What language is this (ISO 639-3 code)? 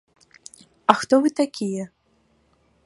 bel